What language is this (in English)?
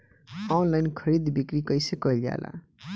Bhojpuri